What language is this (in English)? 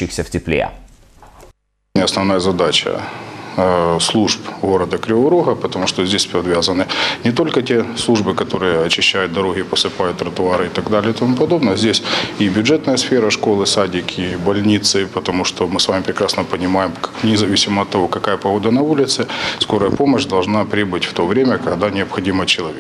Russian